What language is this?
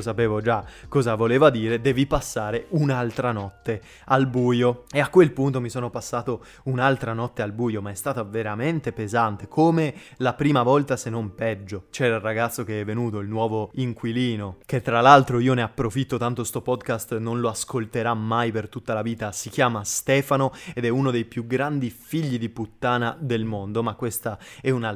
Italian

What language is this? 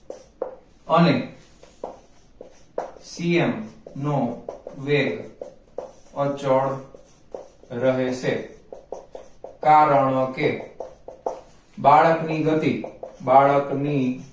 Gujarati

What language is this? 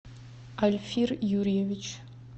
Russian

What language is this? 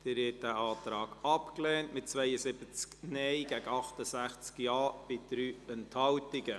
Swiss German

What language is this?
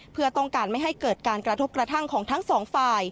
Thai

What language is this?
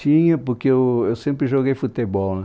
Portuguese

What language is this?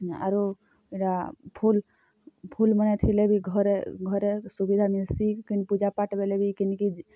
Odia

